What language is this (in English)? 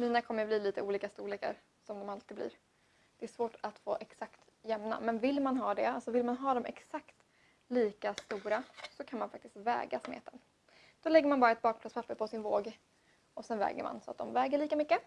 Swedish